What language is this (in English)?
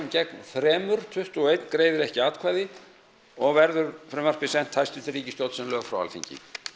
Icelandic